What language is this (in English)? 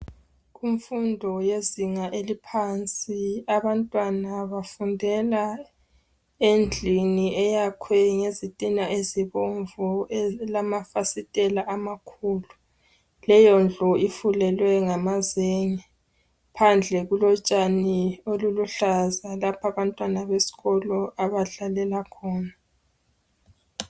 North Ndebele